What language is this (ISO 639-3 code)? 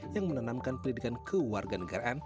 ind